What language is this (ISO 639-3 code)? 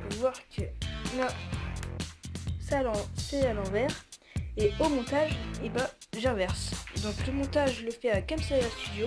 fra